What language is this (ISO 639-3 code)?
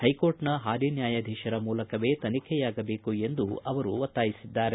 kan